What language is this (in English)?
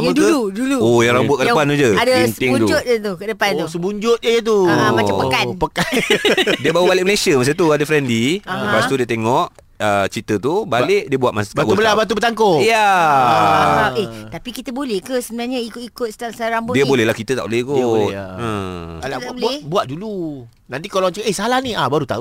Malay